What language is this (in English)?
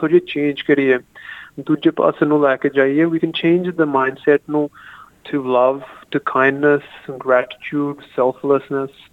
Punjabi